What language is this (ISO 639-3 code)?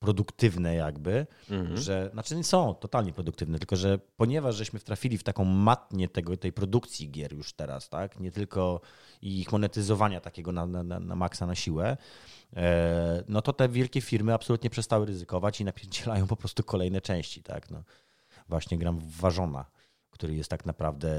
pol